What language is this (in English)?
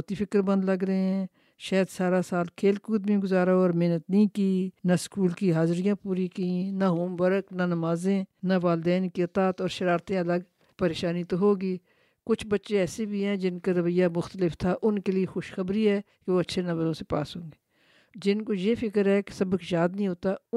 Urdu